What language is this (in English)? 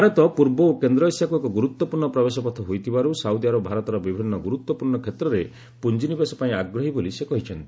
Odia